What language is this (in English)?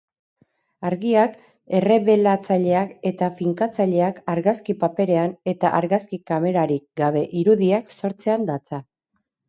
Basque